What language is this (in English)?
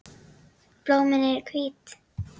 Icelandic